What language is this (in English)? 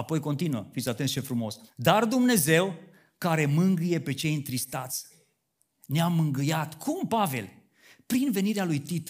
Romanian